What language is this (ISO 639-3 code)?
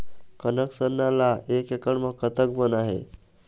hne